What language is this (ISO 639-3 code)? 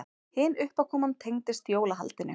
isl